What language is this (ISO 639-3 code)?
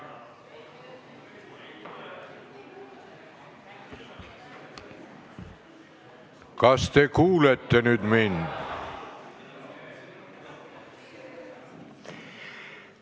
est